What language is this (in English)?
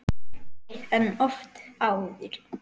Icelandic